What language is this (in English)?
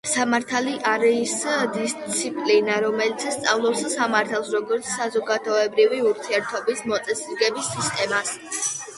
Georgian